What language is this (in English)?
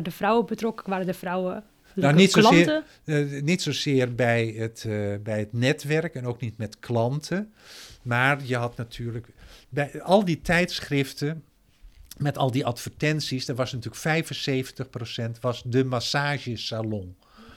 Dutch